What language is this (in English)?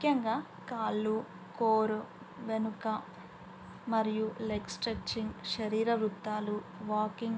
Telugu